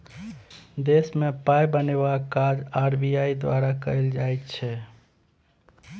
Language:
Maithili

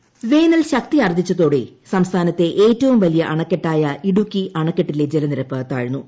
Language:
Malayalam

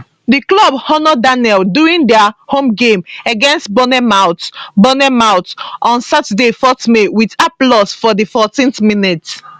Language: Nigerian Pidgin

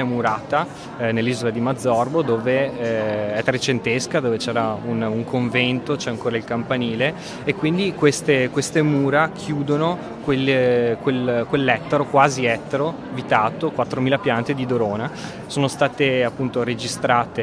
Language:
Italian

